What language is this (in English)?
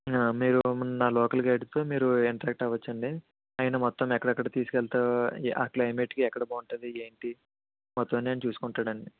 Telugu